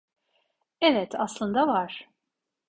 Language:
Turkish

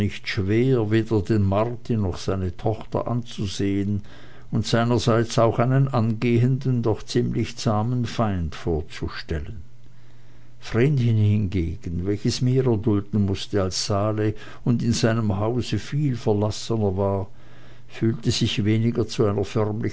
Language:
German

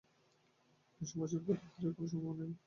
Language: Bangla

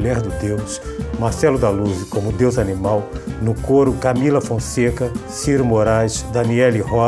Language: Portuguese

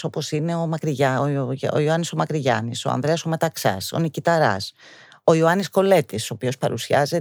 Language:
Greek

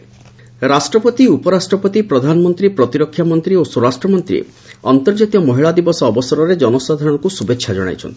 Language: Odia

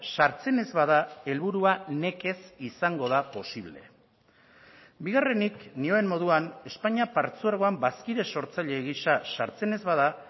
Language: Basque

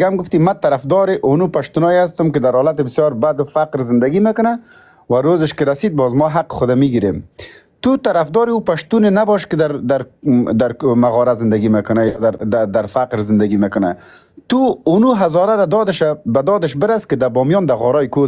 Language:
Persian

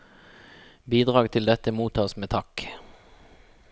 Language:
Norwegian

